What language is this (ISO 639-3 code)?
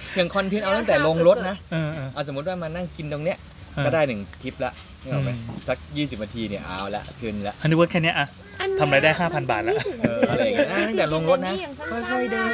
tha